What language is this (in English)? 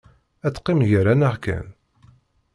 Kabyle